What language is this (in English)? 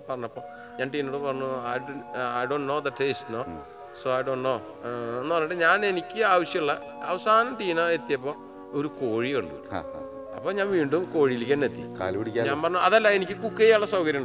Malayalam